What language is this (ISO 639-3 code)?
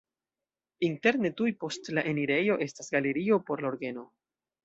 epo